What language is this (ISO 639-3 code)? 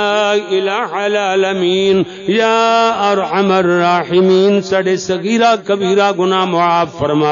ara